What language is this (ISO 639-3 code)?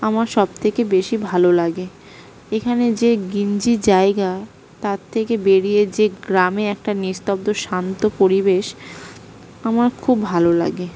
ben